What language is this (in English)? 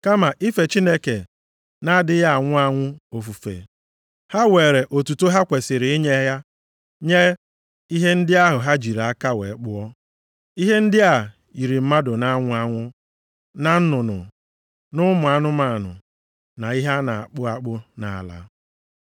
Igbo